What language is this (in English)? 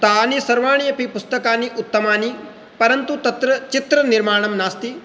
Sanskrit